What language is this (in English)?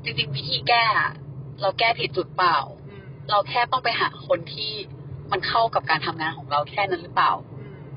Thai